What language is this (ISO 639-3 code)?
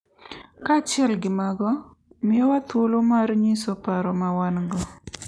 luo